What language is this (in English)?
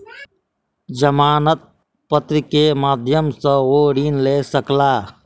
Maithili